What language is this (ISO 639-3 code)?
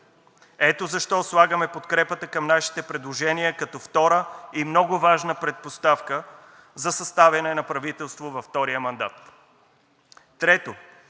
bul